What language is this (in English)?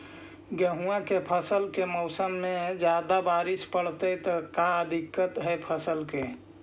Magahi